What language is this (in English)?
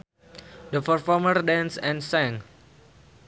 Sundanese